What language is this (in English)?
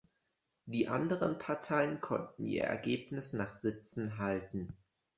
German